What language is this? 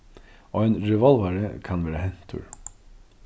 Faroese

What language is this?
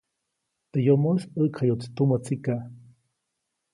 Copainalá Zoque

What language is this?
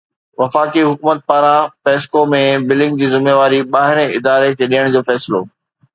Sindhi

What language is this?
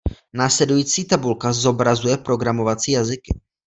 Czech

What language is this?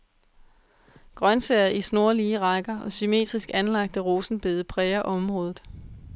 Danish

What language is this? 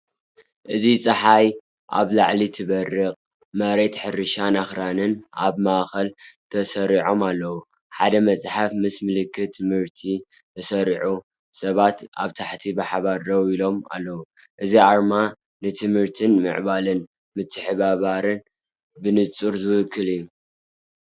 Tigrinya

